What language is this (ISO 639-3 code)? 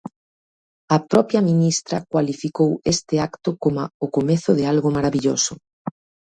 glg